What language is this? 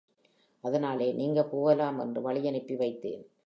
Tamil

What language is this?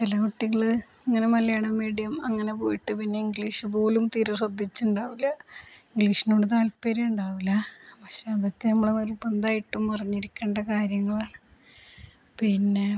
Malayalam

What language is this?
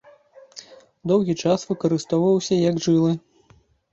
Belarusian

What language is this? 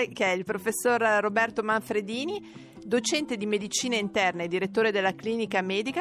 Italian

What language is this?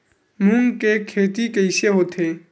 Chhattisgarhi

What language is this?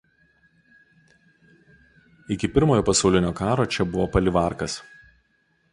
Lithuanian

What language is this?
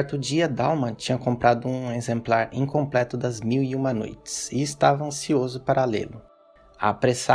Portuguese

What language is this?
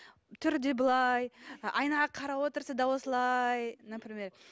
Kazakh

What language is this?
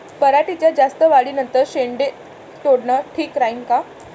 Marathi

